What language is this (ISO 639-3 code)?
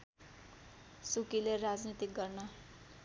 nep